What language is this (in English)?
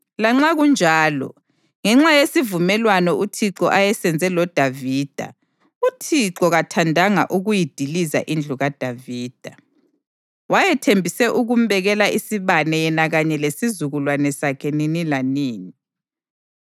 North Ndebele